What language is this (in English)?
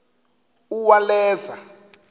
Xhosa